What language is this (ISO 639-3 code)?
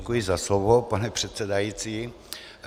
ces